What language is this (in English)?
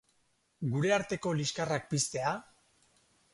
Basque